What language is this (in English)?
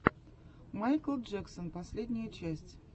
Russian